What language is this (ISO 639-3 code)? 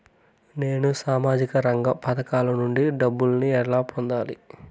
tel